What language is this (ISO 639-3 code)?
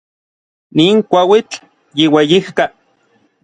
nlv